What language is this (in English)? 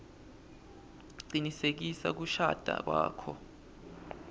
Swati